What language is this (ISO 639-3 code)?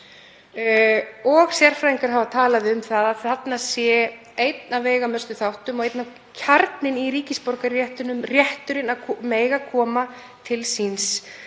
isl